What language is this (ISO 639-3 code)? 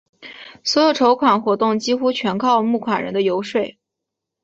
zho